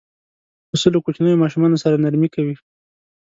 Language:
Pashto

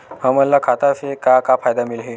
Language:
Chhattisgarhi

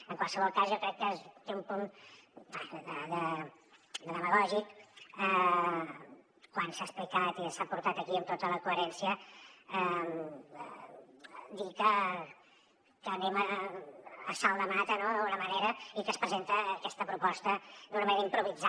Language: Catalan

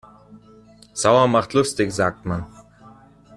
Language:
German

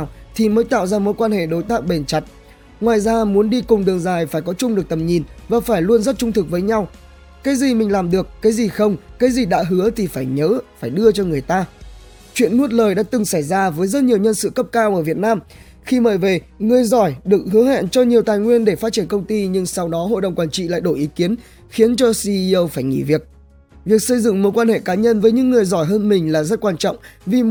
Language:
Vietnamese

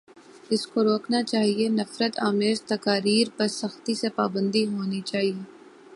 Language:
Urdu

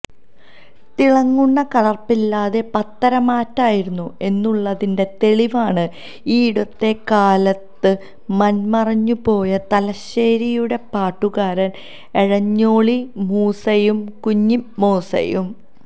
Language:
Malayalam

